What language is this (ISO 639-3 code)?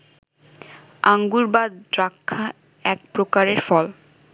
ben